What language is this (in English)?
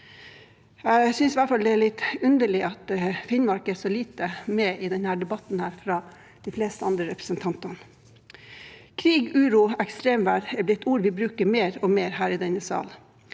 Norwegian